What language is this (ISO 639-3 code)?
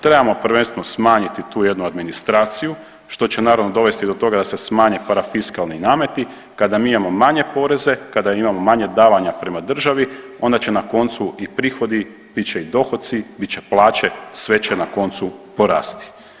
hrv